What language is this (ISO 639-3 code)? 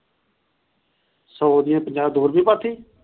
pan